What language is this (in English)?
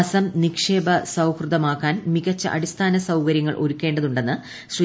Malayalam